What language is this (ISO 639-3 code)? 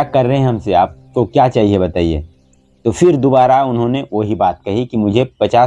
hin